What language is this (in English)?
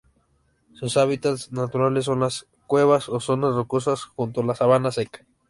Spanish